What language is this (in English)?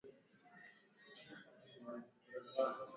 Swahili